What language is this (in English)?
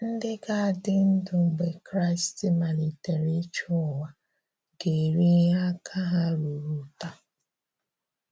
Igbo